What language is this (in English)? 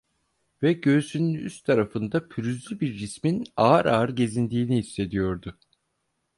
Turkish